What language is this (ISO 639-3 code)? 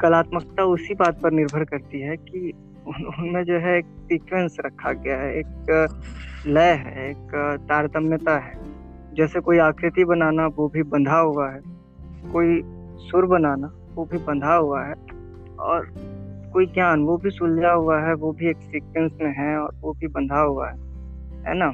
hin